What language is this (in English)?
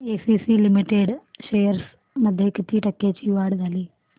Marathi